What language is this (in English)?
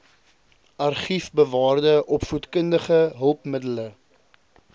Afrikaans